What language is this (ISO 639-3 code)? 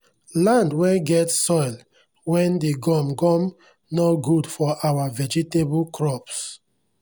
pcm